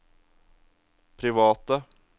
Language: Norwegian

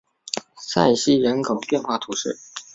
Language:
Chinese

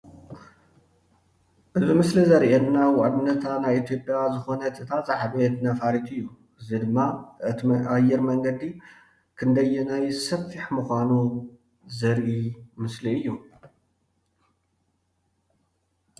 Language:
Tigrinya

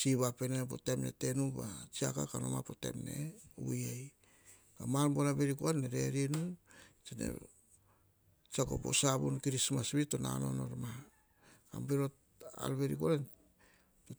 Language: Hahon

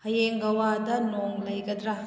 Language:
Manipuri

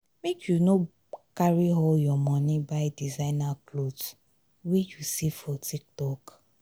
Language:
Nigerian Pidgin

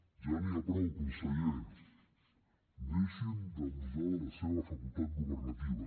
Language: Catalan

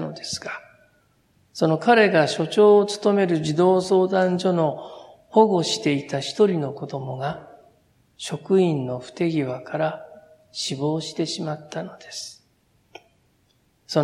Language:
Japanese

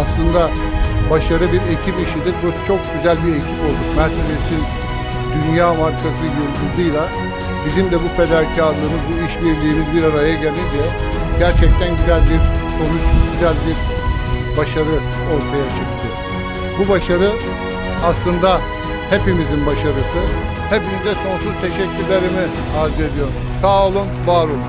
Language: Turkish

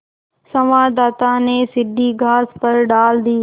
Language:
Hindi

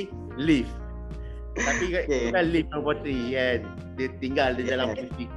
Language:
Malay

